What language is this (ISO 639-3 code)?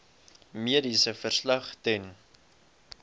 afr